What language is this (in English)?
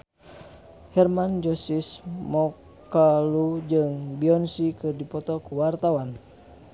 Sundanese